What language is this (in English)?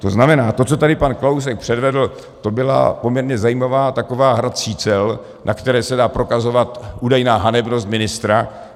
Czech